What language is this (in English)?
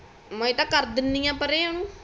Punjabi